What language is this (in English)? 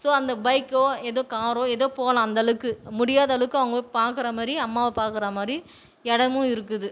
Tamil